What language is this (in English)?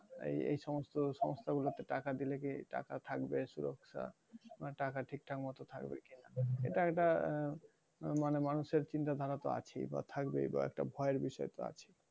Bangla